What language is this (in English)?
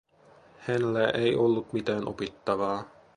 Finnish